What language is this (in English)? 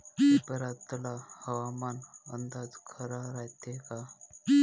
Marathi